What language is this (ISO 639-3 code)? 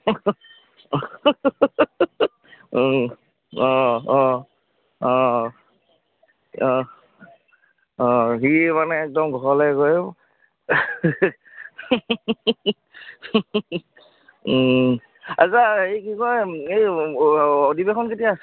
asm